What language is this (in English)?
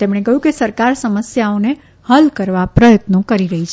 Gujarati